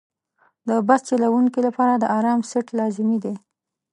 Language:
Pashto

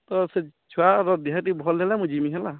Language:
Odia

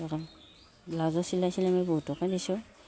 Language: Assamese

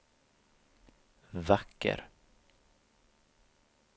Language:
Swedish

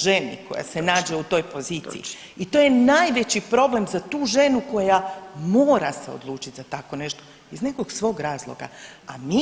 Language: Croatian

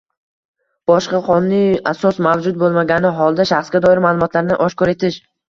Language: Uzbek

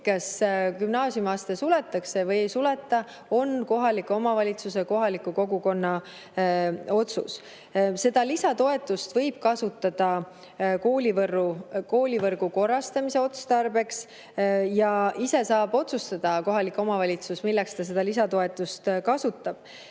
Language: Estonian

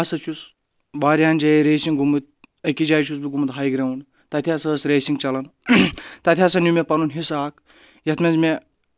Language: Kashmiri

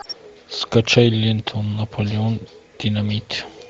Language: Russian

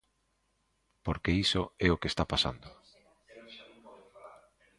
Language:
Galician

